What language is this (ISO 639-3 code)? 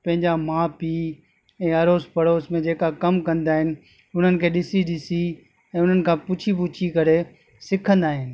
snd